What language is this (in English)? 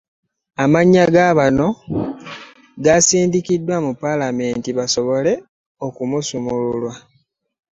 Ganda